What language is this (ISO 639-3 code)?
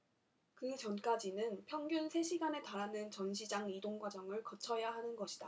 kor